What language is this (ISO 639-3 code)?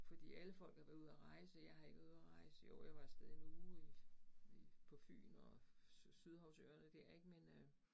dan